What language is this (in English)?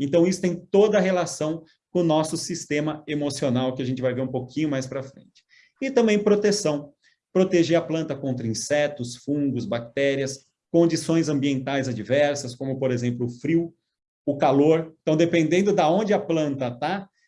Portuguese